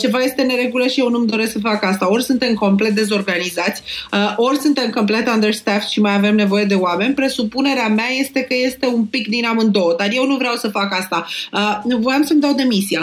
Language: Romanian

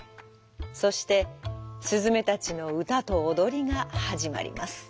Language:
Japanese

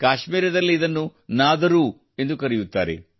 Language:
Kannada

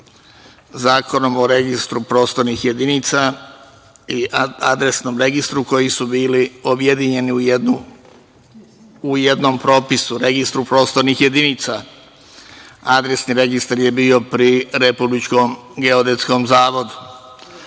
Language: Serbian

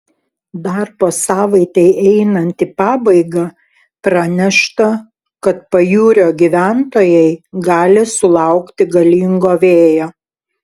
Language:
Lithuanian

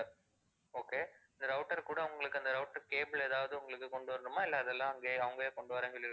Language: Tamil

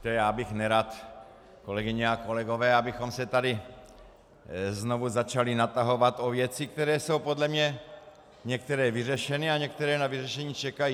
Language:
Czech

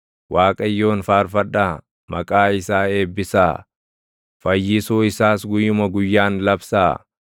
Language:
Oromo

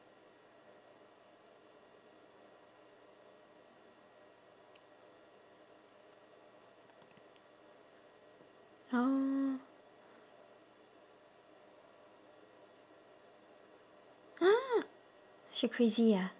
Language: English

